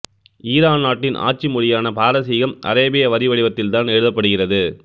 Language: Tamil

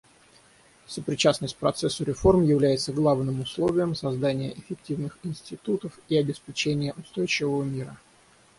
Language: Russian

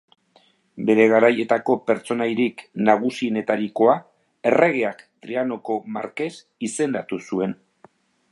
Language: Basque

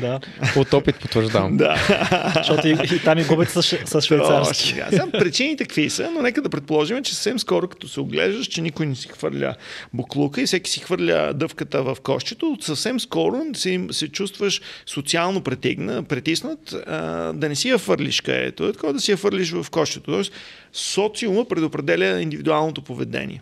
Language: Bulgarian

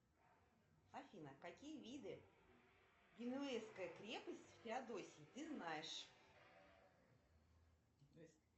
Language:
Russian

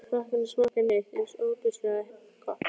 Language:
Icelandic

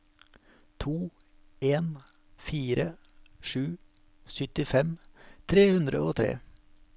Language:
Norwegian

